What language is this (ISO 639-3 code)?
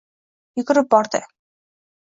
uzb